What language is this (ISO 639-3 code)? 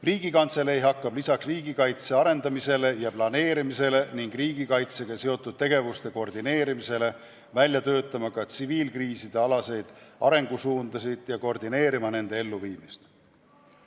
est